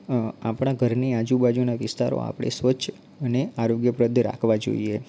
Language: Gujarati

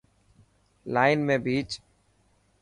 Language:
Dhatki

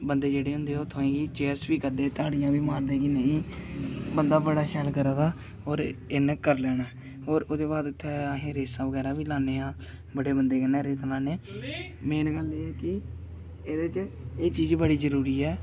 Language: Dogri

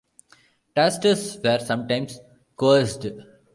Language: English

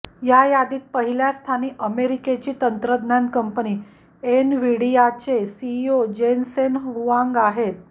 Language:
Marathi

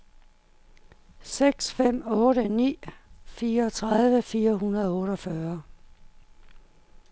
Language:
Danish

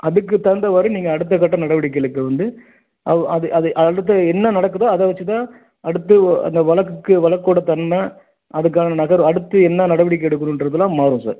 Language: Tamil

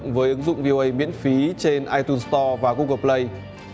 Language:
Vietnamese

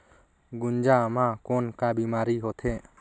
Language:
Chhattisgarhi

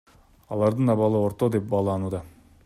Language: Kyrgyz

